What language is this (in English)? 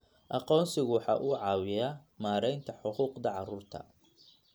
Somali